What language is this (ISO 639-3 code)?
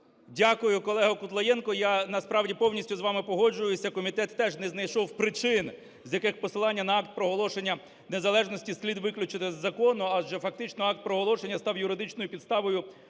ukr